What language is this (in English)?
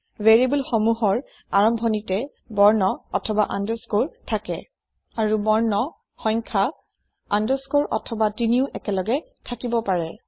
Assamese